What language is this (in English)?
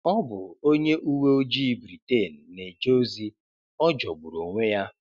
Igbo